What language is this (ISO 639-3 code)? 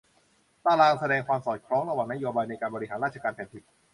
tha